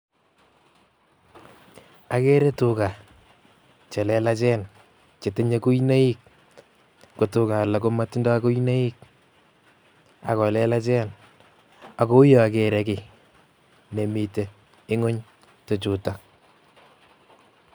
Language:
Kalenjin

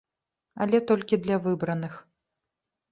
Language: Belarusian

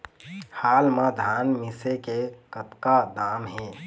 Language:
Chhattisgarhi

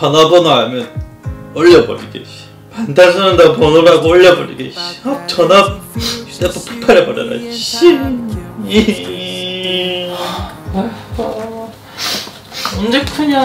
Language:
Korean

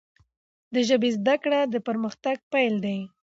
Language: Pashto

